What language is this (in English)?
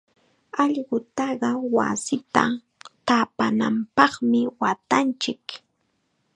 Chiquián Ancash Quechua